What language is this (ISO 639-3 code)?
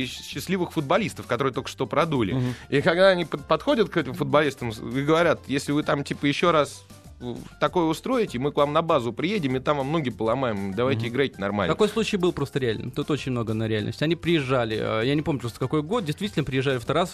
rus